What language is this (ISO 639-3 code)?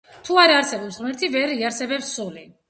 kat